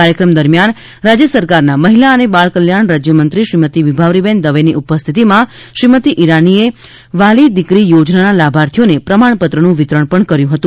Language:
Gujarati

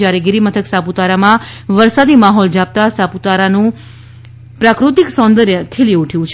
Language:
Gujarati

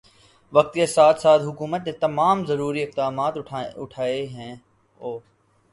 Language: Urdu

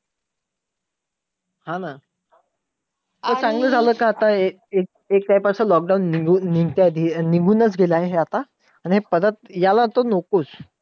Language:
Marathi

